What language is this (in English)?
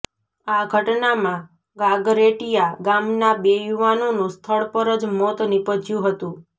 Gujarati